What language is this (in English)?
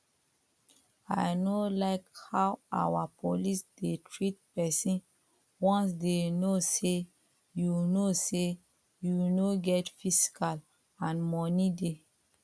Nigerian Pidgin